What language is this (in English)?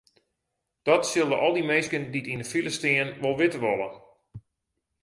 Western Frisian